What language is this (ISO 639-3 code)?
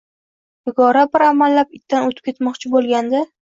uzb